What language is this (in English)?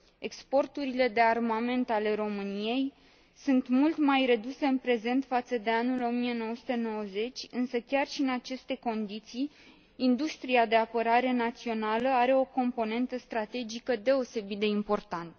Romanian